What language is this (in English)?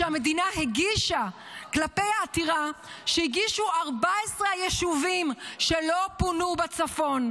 Hebrew